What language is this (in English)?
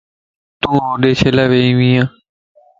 Lasi